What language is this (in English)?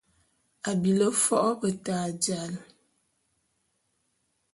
Bulu